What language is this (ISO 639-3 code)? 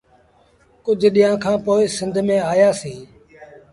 sbn